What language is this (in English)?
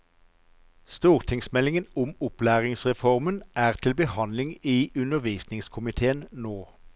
Norwegian